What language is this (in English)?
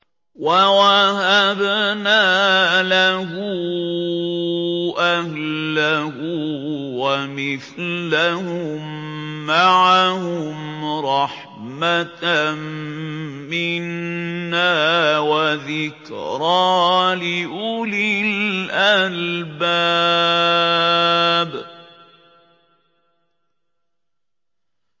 Arabic